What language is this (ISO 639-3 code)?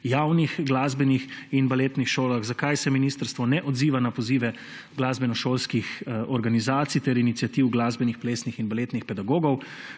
slv